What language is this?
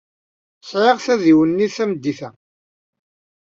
Kabyle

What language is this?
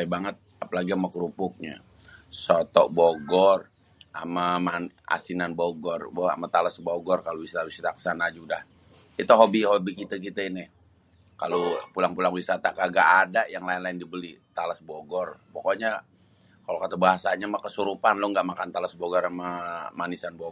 Betawi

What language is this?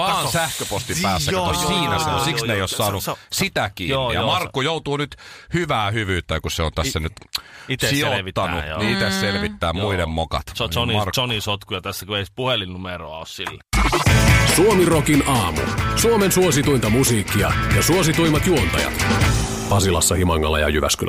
Finnish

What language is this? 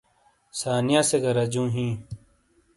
Shina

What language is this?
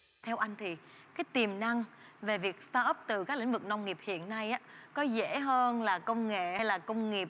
Vietnamese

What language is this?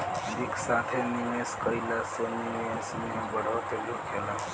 Bhojpuri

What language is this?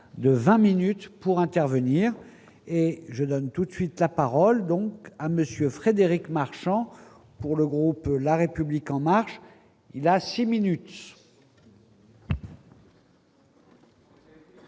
French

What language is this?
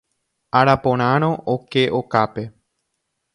Guarani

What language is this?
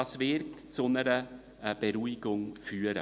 Swiss German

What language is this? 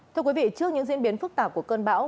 Vietnamese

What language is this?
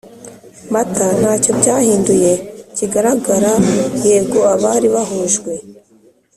Kinyarwanda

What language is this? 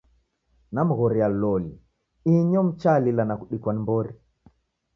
Taita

